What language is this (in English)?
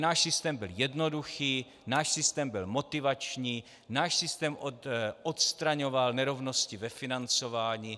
Czech